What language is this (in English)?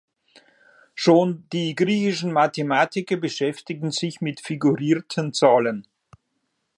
German